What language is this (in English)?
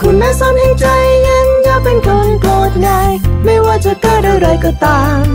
Thai